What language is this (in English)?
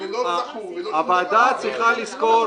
Hebrew